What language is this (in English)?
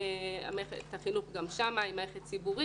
Hebrew